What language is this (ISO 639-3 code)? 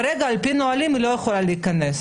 heb